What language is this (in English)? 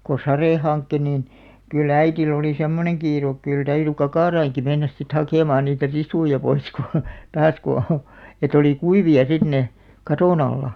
Finnish